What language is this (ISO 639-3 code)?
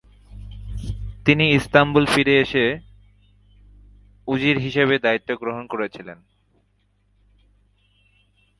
ben